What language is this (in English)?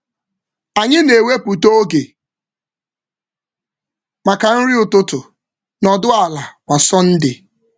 Igbo